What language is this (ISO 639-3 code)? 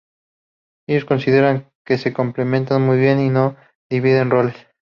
spa